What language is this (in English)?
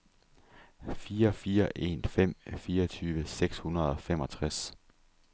Danish